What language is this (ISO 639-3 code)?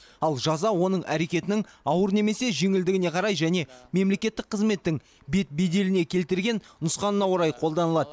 kaz